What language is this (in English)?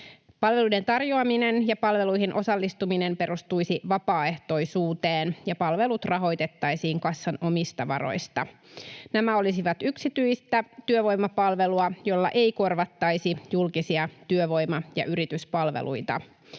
Finnish